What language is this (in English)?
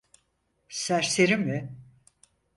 Turkish